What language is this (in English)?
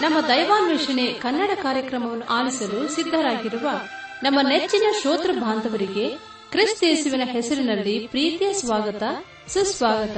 Kannada